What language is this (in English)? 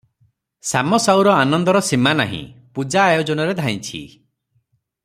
Odia